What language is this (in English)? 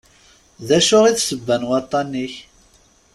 Kabyle